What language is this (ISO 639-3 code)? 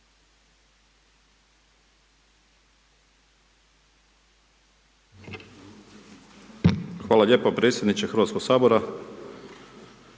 hrv